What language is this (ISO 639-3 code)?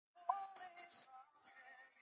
zho